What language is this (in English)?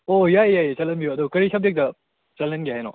Manipuri